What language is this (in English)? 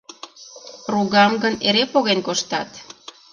Mari